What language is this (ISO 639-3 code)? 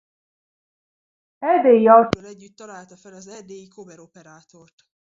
hun